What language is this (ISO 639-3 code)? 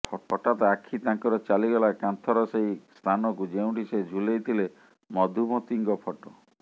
ori